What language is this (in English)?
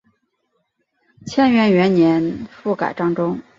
Chinese